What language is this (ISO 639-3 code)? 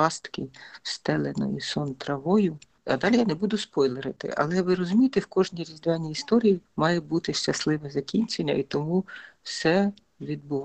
ukr